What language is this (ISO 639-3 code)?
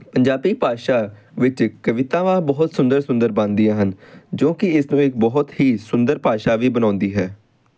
pan